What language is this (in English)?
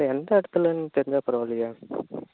Tamil